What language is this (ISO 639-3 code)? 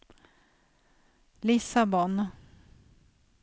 swe